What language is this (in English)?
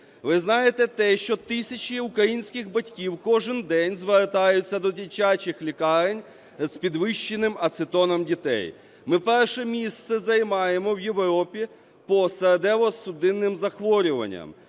Ukrainian